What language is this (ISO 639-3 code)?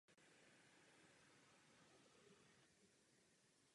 ces